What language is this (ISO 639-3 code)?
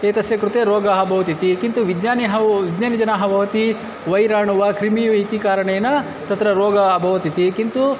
san